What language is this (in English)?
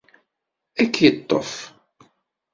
Kabyle